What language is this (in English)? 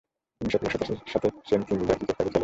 Bangla